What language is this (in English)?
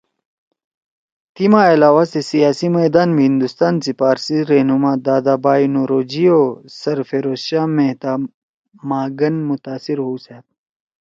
Torwali